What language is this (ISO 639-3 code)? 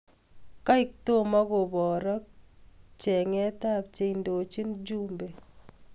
kln